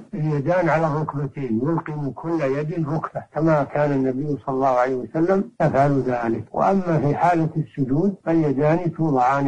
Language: Arabic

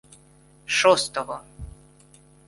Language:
Ukrainian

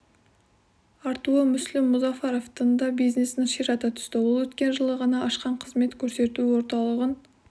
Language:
Kazakh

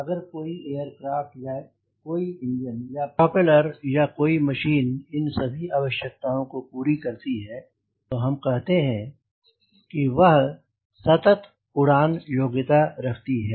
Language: Hindi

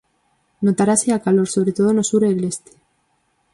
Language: Galician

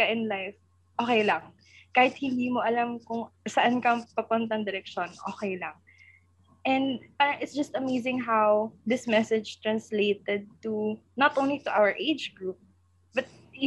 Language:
Filipino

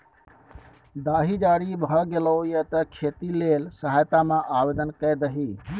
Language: Maithili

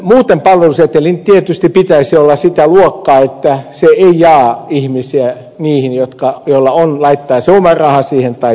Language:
Finnish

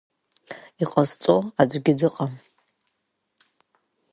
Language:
Abkhazian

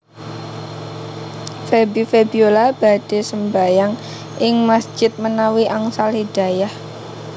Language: Javanese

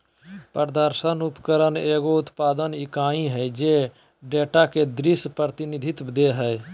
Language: Magahi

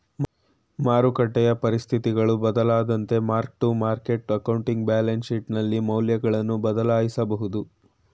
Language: Kannada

